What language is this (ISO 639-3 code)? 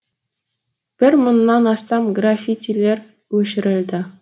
kaz